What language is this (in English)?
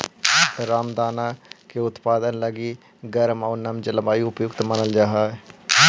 Magahi